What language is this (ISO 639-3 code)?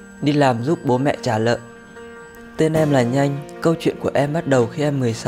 vie